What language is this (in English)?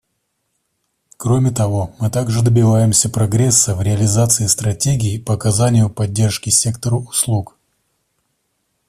Russian